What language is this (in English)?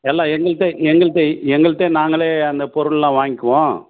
Tamil